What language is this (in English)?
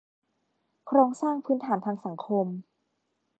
Thai